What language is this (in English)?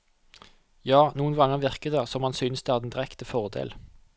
Norwegian